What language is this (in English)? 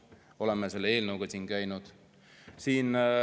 Estonian